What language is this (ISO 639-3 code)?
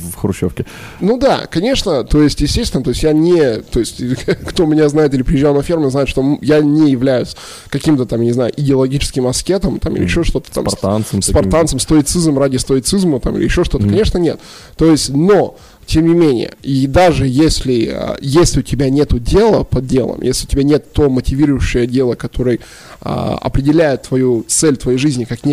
rus